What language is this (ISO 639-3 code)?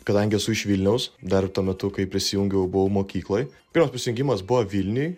lit